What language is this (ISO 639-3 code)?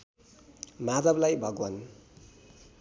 nep